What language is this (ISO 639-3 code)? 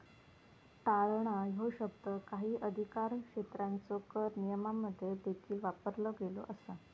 mar